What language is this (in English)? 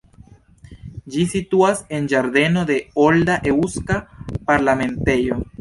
Esperanto